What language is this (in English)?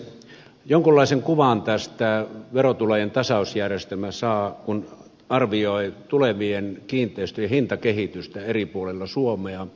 Finnish